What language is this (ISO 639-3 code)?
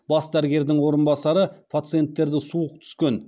kaz